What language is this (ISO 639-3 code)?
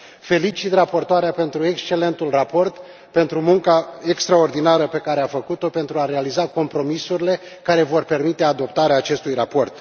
ron